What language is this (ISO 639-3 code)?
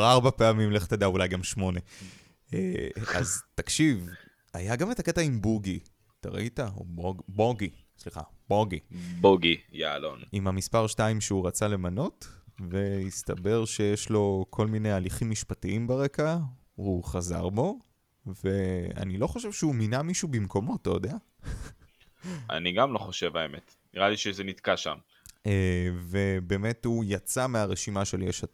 heb